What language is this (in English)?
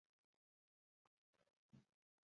Swahili